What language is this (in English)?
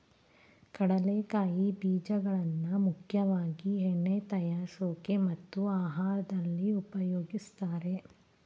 Kannada